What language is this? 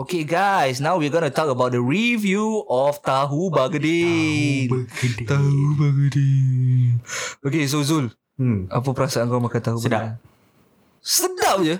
Malay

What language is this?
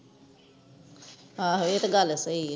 Punjabi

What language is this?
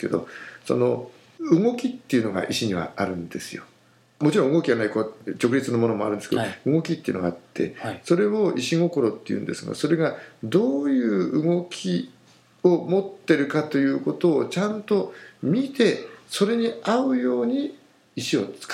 Japanese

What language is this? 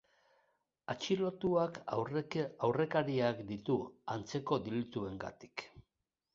Basque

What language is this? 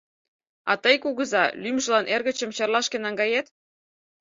Mari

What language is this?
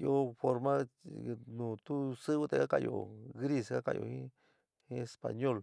San Miguel El Grande Mixtec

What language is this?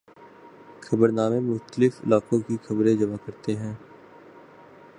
Urdu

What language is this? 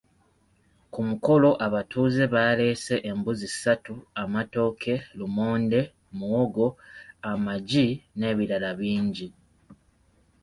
Ganda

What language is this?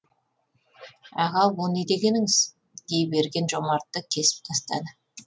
Kazakh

